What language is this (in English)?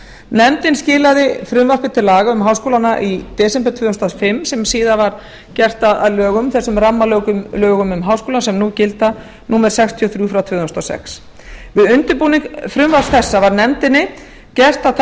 Icelandic